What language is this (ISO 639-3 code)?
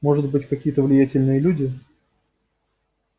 rus